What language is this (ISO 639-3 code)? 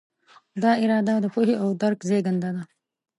pus